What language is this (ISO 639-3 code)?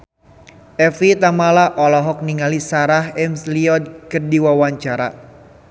sun